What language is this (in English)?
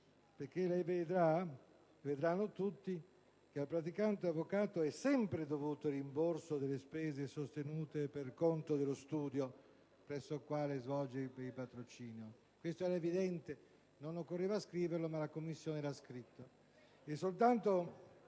Italian